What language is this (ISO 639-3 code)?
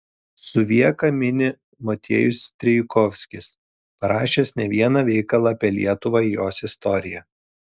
lit